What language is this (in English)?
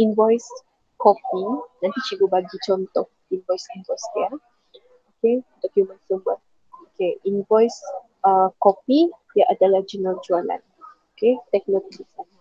Malay